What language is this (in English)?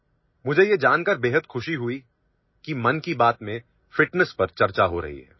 Assamese